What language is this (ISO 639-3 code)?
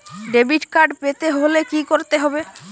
ben